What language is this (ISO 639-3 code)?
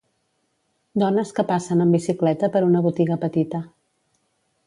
cat